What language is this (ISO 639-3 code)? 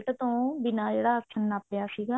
pan